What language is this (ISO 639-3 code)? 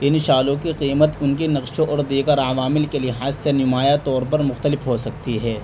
urd